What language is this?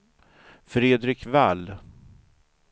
Swedish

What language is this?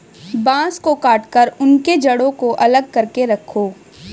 Hindi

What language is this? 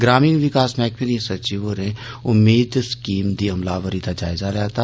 Dogri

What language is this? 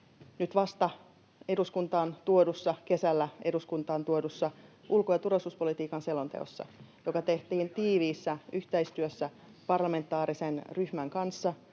Finnish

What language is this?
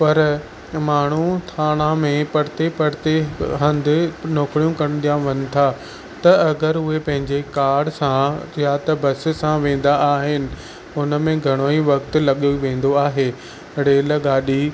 Sindhi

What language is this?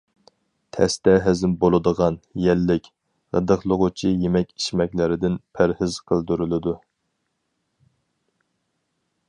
Uyghur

